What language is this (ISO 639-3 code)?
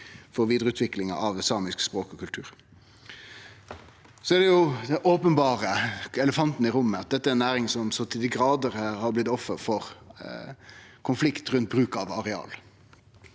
nor